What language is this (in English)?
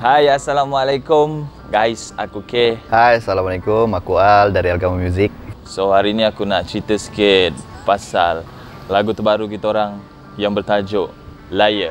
Malay